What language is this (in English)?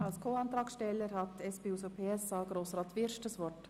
Swiss German